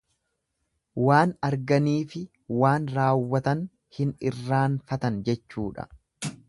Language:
Oromo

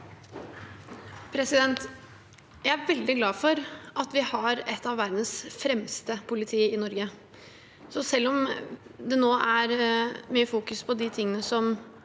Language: Norwegian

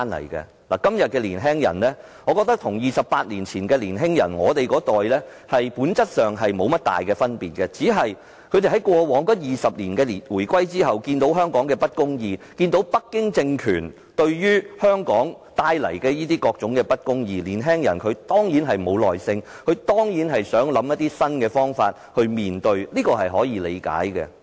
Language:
Cantonese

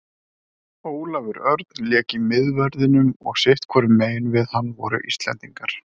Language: Icelandic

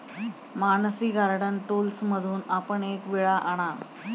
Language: Marathi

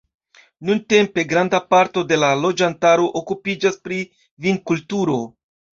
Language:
Esperanto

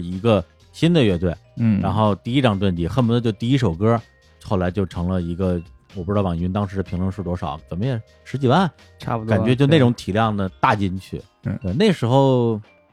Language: Chinese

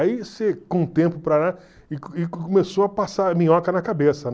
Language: Portuguese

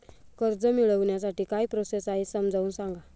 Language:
Marathi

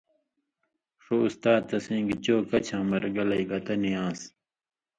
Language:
Indus Kohistani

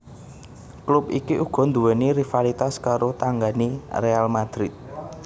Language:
Javanese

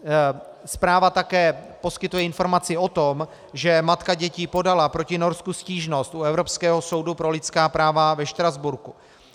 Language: Czech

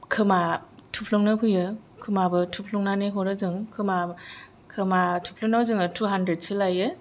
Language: Bodo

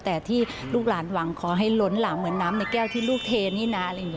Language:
Thai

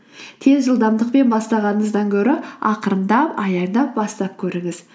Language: Kazakh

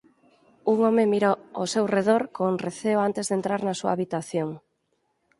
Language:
Galician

